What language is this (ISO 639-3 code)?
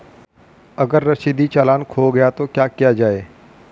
hin